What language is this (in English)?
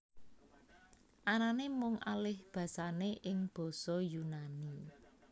Javanese